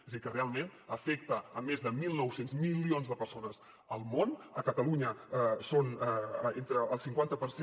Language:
Catalan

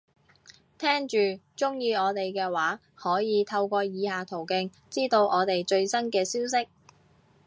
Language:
Cantonese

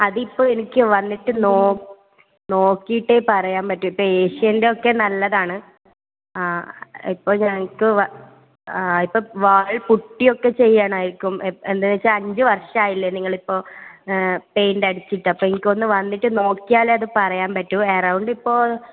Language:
Malayalam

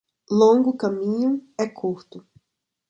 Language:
Portuguese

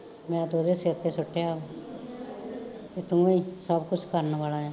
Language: Punjabi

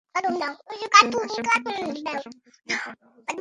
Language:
Bangla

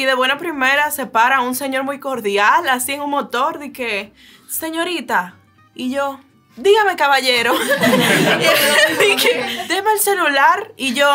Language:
Spanish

